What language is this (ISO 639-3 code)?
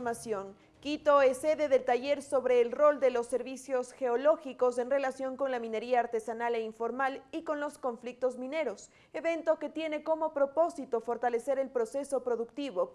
spa